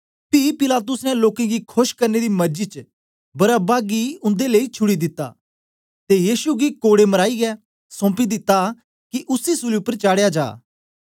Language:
Dogri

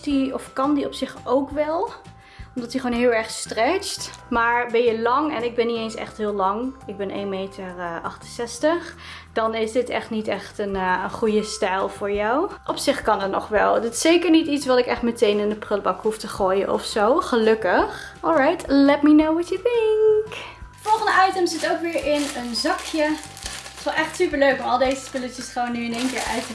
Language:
Dutch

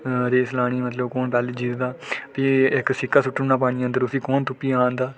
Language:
Dogri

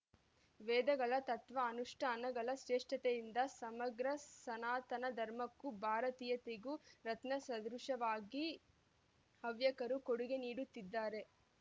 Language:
Kannada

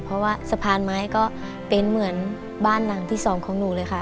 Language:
Thai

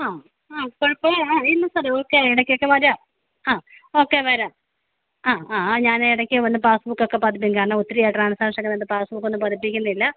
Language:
Malayalam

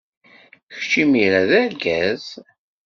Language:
Kabyle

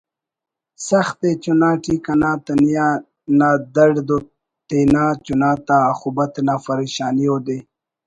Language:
Brahui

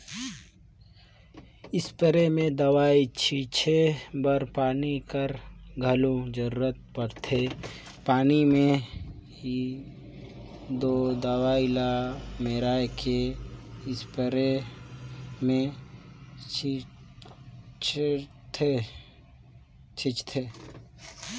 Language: Chhattisgarhi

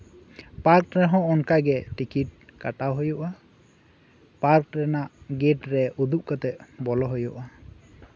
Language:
Santali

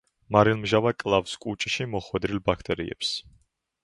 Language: Georgian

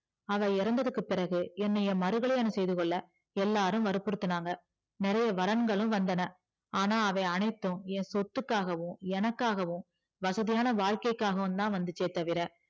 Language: Tamil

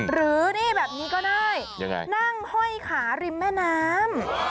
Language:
Thai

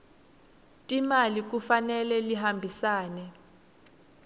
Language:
Swati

